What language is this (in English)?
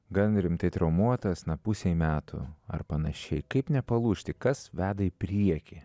Lithuanian